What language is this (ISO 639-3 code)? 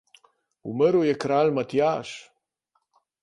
slv